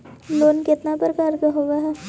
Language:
Magahi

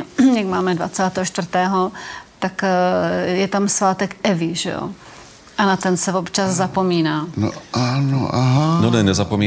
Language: Czech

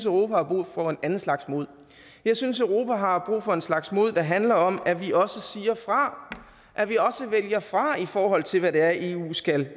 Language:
Danish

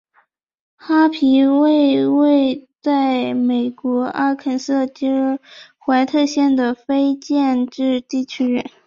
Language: Chinese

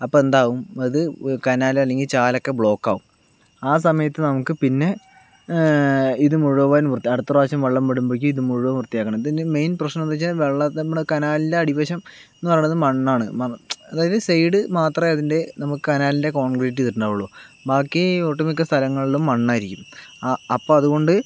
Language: Malayalam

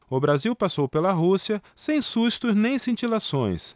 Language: Portuguese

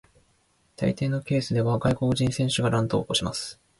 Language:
Japanese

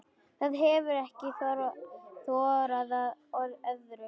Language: Icelandic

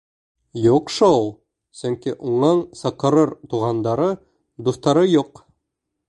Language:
Bashkir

